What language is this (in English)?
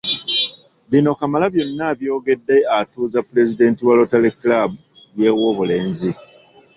Ganda